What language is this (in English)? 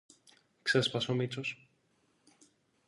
Greek